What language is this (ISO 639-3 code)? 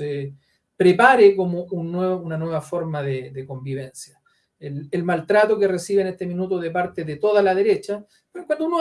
spa